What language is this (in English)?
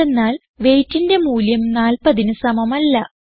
Malayalam